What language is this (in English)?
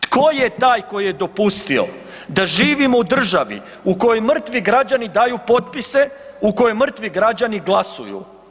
Croatian